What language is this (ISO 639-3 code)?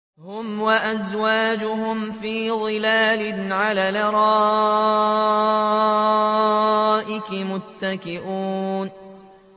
ara